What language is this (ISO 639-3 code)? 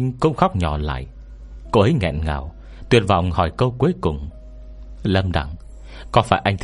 vie